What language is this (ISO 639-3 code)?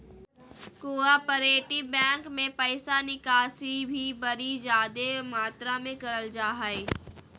mag